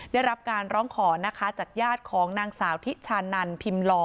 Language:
Thai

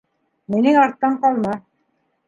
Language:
Bashkir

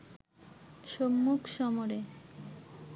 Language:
Bangla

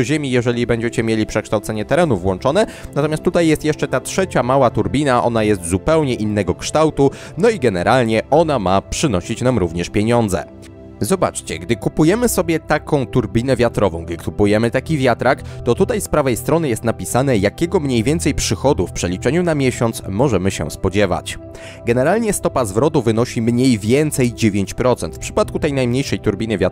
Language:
Polish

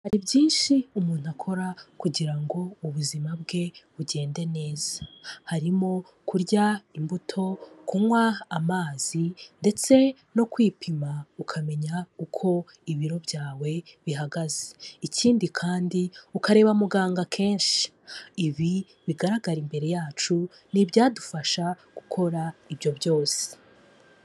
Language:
Kinyarwanda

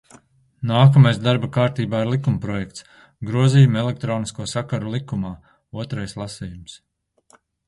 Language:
Latvian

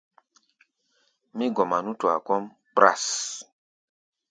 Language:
Gbaya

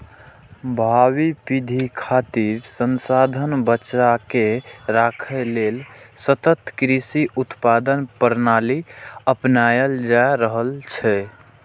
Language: Maithili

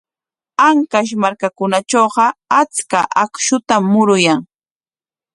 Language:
Corongo Ancash Quechua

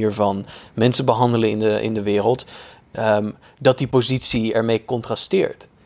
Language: Dutch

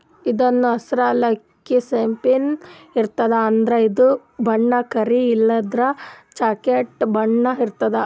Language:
Kannada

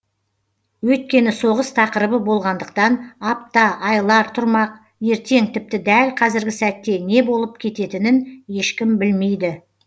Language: Kazakh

